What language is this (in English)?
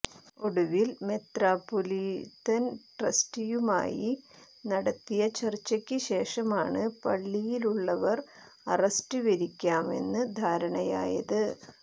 Malayalam